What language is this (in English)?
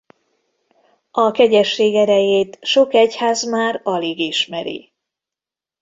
Hungarian